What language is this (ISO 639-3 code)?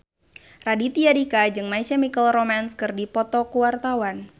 sun